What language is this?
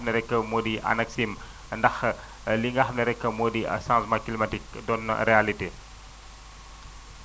Wolof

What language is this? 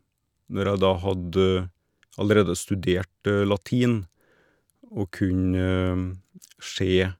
Norwegian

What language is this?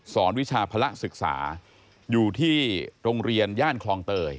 Thai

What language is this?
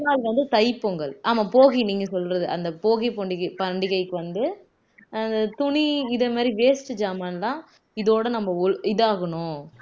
Tamil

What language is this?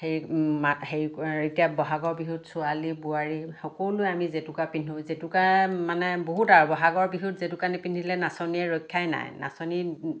Assamese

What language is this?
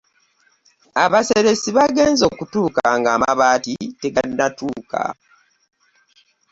Ganda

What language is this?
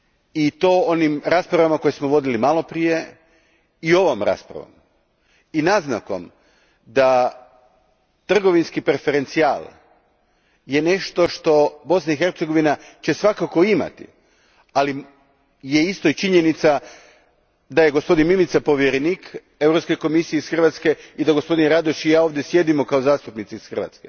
Croatian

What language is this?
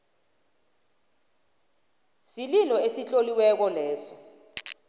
South Ndebele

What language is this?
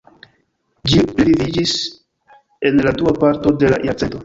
Esperanto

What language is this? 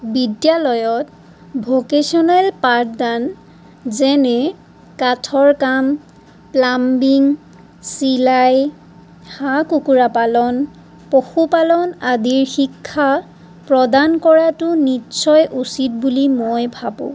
Assamese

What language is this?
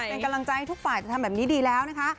Thai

